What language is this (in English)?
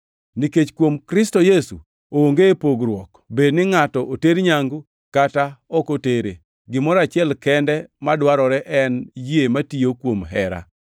Luo (Kenya and Tanzania)